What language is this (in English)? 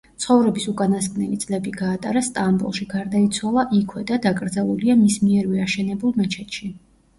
Georgian